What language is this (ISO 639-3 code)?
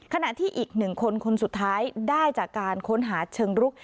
tha